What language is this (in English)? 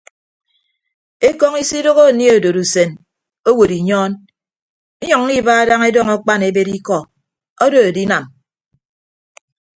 Ibibio